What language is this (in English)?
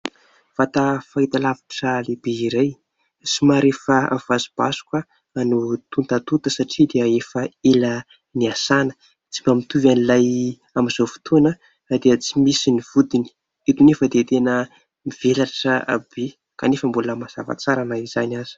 Malagasy